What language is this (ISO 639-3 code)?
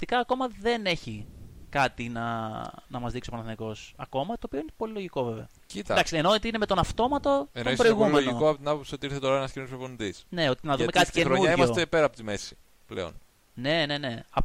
ell